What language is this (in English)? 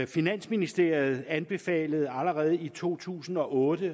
Danish